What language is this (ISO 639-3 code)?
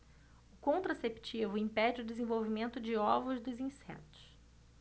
por